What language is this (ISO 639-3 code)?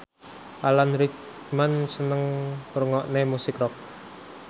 jav